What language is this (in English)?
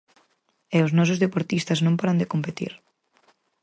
Galician